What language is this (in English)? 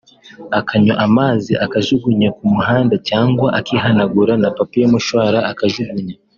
Kinyarwanda